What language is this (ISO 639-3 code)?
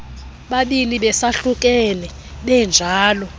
xho